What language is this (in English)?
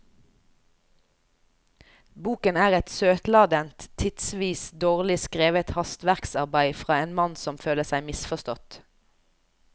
Norwegian